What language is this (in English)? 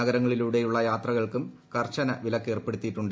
Malayalam